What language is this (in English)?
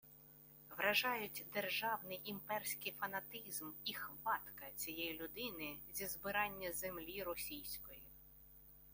Ukrainian